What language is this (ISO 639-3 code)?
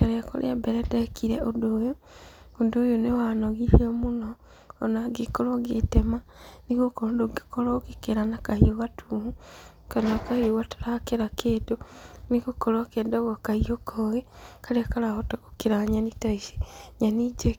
kik